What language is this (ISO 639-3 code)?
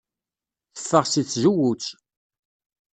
kab